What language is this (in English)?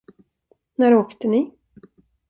Swedish